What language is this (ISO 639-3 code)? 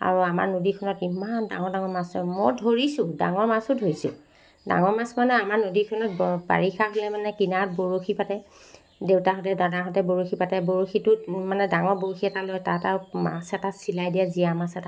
asm